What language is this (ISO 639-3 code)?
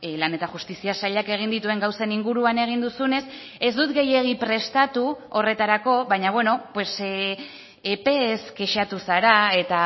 eus